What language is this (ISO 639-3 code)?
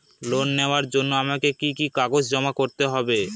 ben